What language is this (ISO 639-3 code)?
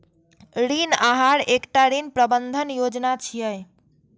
mai